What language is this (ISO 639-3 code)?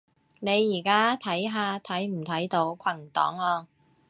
yue